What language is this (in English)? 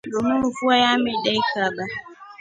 Rombo